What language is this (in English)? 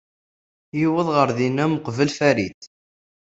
Kabyle